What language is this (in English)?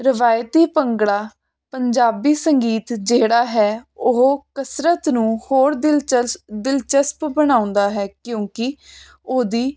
Punjabi